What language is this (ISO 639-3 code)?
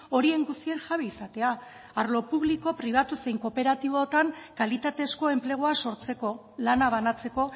eus